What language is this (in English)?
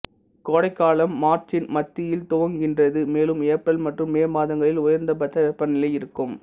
Tamil